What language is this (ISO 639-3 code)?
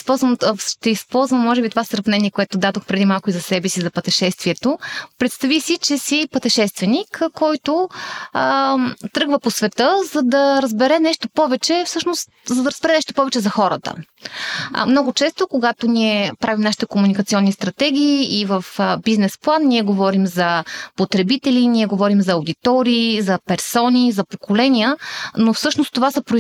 bul